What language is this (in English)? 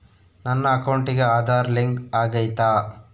Kannada